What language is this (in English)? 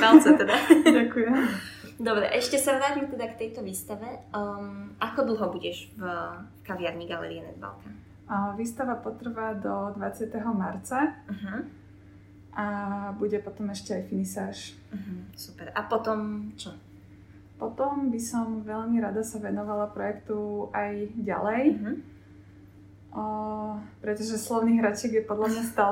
Slovak